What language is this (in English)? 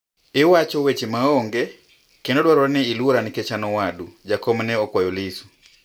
Luo (Kenya and Tanzania)